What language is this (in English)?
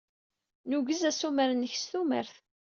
Kabyle